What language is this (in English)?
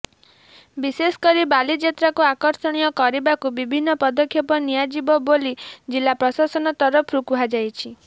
Odia